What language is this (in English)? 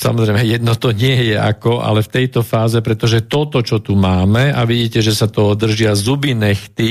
Slovak